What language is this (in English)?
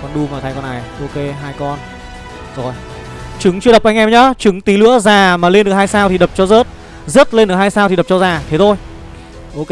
Vietnamese